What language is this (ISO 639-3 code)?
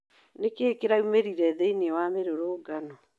kik